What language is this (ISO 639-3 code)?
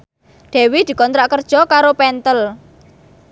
jav